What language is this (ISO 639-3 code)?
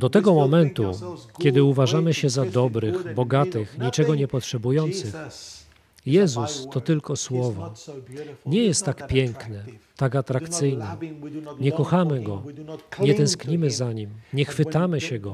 pol